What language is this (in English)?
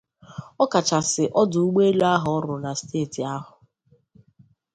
Igbo